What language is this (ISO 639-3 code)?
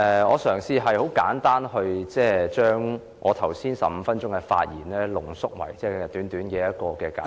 yue